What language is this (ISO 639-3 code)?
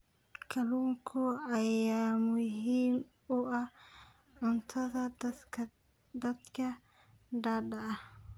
som